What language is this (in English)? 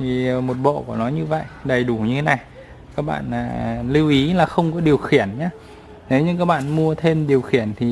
Vietnamese